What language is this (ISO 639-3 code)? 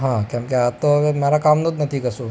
guj